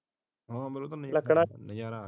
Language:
Punjabi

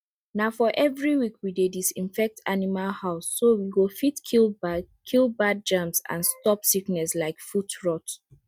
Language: Nigerian Pidgin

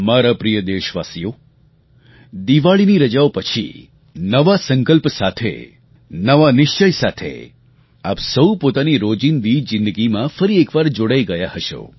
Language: Gujarati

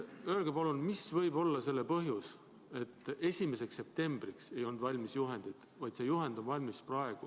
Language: Estonian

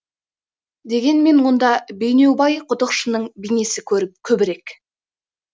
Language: Kazakh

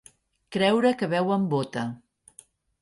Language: Catalan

